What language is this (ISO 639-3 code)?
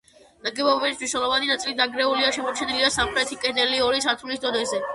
kat